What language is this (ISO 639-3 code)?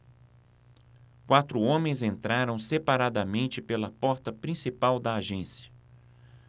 por